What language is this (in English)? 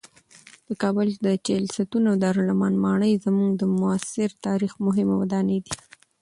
Pashto